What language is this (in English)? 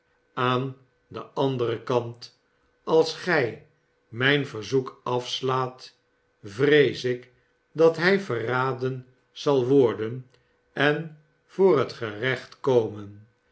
Dutch